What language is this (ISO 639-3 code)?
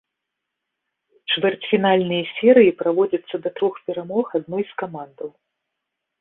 bel